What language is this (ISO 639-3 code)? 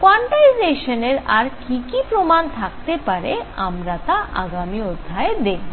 ben